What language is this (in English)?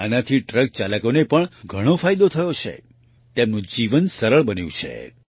Gujarati